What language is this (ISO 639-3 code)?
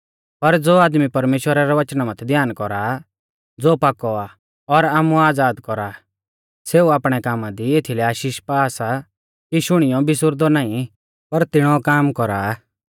bfz